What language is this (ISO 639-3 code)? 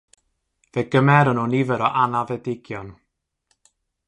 cym